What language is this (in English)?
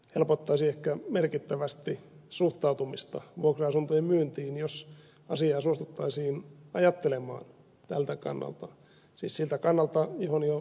Finnish